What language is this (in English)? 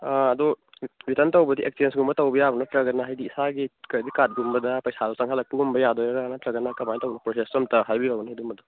Manipuri